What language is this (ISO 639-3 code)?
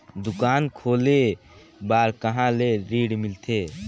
hne